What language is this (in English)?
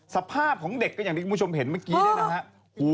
Thai